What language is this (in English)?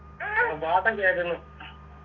Malayalam